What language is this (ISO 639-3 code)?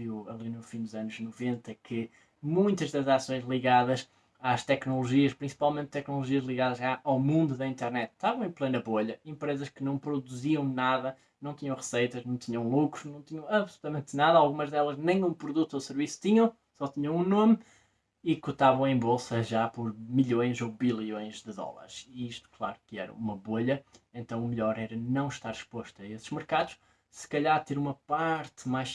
por